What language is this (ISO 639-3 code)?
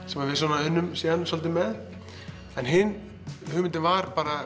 isl